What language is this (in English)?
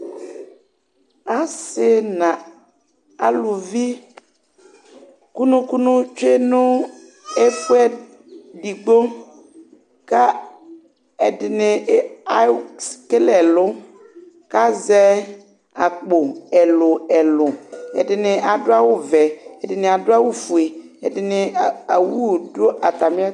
Ikposo